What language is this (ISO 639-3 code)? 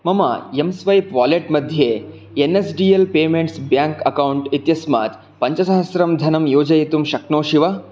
san